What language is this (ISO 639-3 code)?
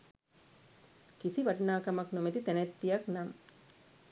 sin